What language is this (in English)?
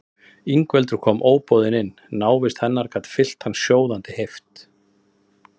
Icelandic